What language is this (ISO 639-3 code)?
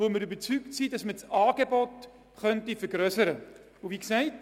gsw